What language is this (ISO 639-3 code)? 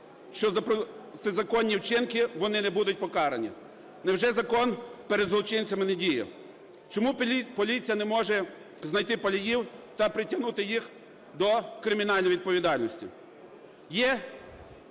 ukr